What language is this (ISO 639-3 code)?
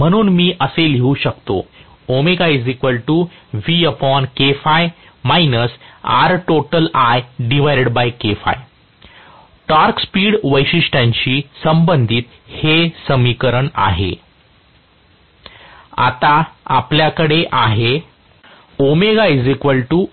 mar